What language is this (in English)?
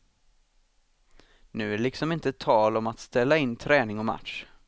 Swedish